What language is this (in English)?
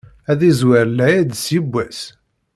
Kabyle